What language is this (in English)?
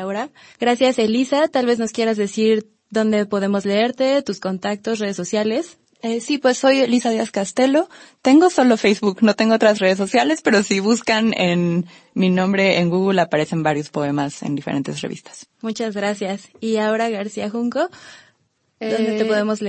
Spanish